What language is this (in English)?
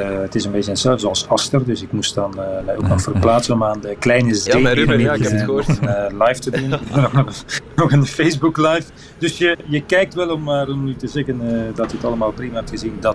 Dutch